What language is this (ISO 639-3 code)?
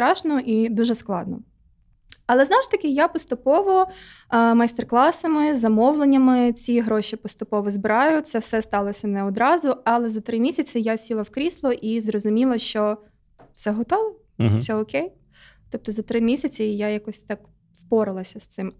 ukr